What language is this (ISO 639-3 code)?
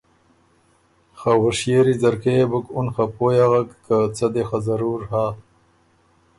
oru